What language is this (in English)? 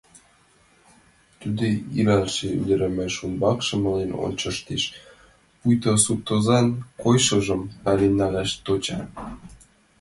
Mari